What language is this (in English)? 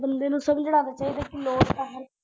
Punjabi